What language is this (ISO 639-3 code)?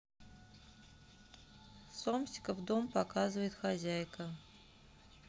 rus